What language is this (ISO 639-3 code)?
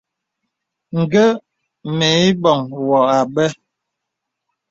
beb